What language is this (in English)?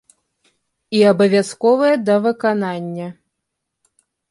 Belarusian